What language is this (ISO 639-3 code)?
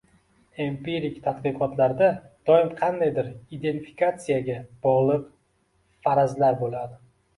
uzb